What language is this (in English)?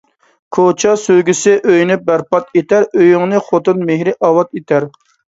Uyghur